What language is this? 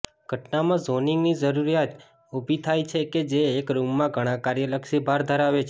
Gujarati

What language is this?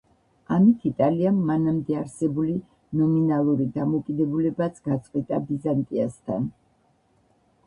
Georgian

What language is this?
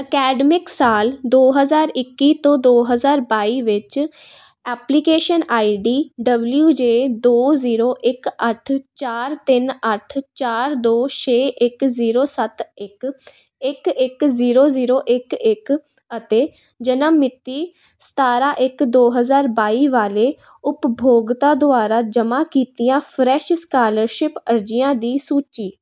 Punjabi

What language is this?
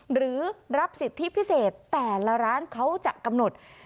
Thai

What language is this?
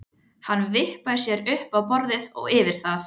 Icelandic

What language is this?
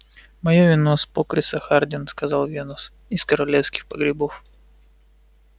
Russian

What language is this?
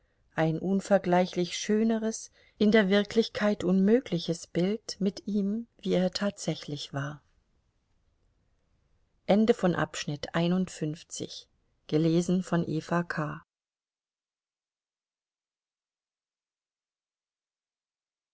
German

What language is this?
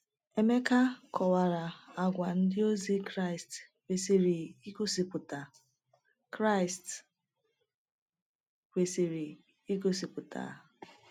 Igbo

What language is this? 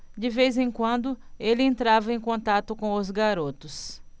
Portuguese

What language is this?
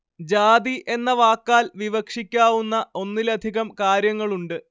Malayalam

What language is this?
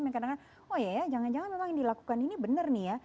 Indonesian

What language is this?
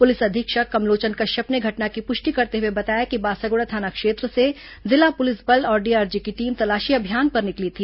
Hindi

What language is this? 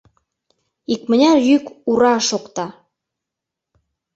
Mari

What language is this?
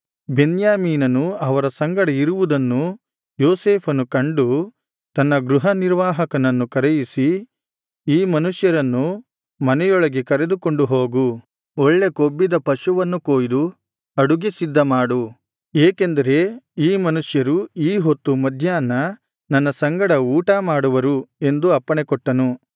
Kannada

